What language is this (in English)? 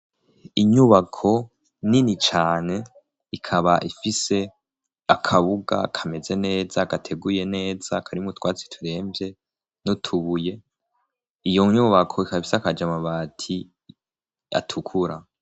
Rundi